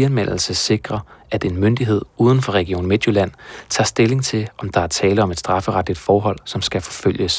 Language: Danish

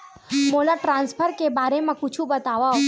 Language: Chhattisgarhi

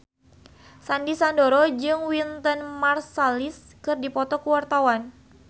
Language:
Sundanese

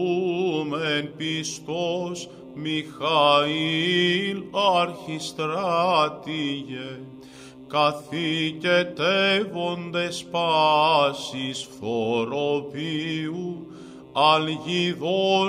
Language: Greek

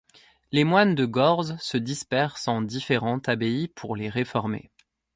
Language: French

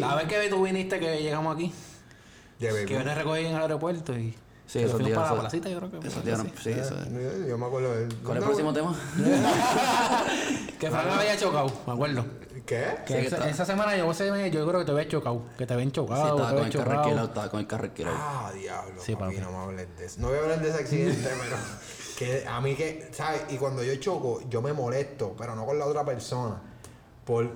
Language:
Spanish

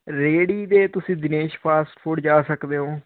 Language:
Punjabi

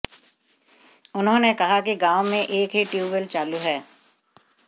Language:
Hindi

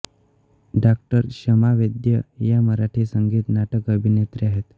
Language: Marathi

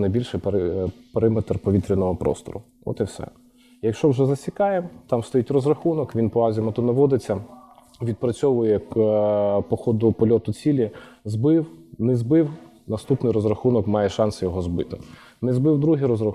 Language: Ukrainian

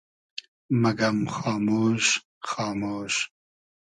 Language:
Hazaragi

